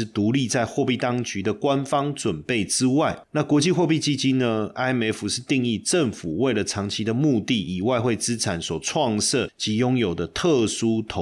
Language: Chinese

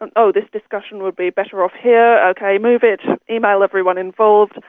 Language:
English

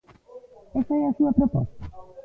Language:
Galician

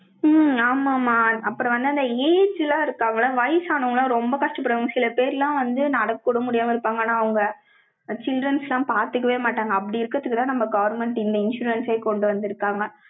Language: Tamil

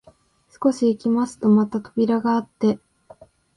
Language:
Japanese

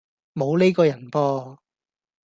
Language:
Cantonese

